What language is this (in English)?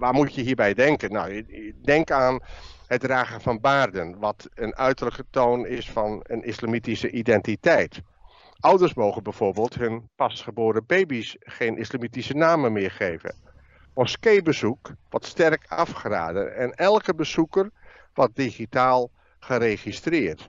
Dutch